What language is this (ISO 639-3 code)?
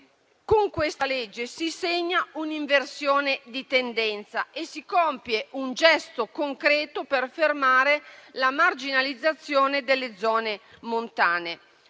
ita